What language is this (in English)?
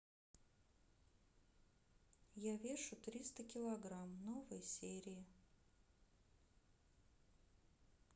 Russian